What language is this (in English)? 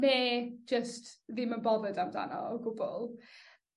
Welsh